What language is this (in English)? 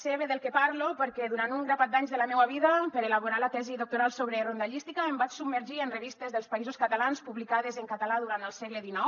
Catalan